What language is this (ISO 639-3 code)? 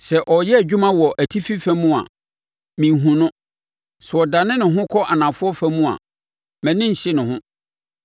aka